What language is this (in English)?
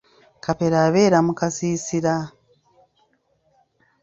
Ganda